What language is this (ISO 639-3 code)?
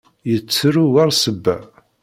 kab